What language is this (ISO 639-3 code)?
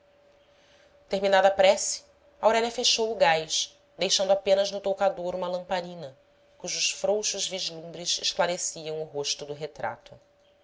por